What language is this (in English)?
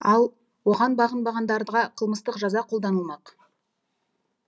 Kazakh